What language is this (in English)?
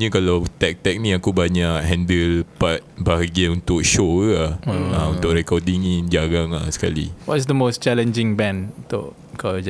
Malay